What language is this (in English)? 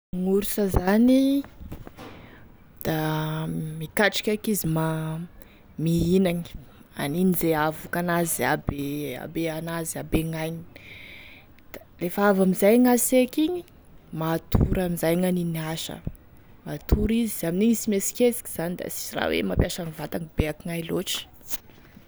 Tesaka Malagasy